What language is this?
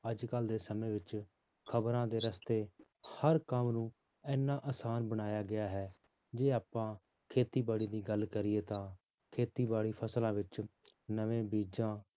Punjabi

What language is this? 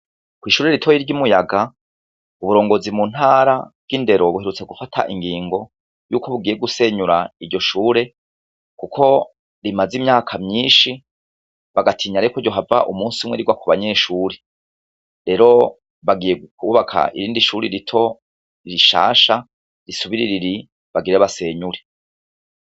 Rundi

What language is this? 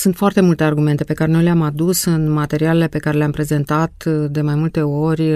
Romanian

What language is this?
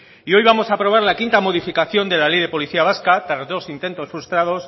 Spanish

